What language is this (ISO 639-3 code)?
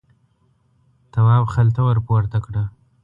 pus